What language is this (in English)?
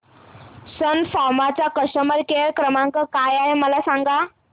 Marathi